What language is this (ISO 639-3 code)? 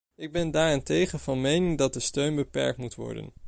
nld